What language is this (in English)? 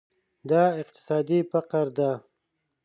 Pashto